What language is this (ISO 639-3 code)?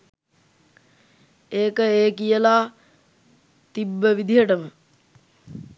sin